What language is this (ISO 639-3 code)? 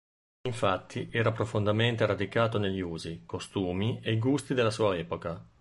ita